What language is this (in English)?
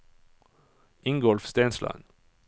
Norwegian